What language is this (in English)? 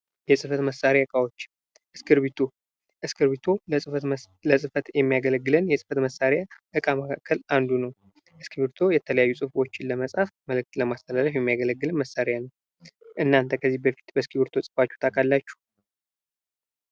Amharic